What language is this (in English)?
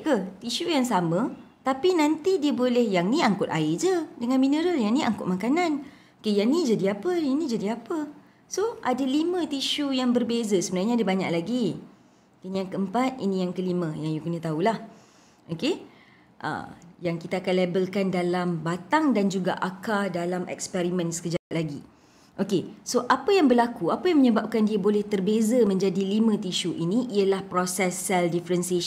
Malay